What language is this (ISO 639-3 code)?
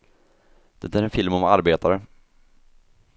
swe